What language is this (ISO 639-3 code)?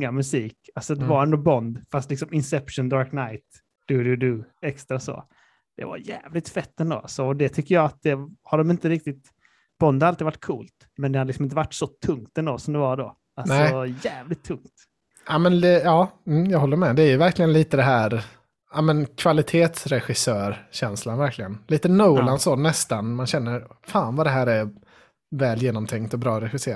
swe